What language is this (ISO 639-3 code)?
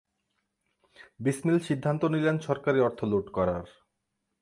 ben